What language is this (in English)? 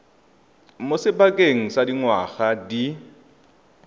Tswana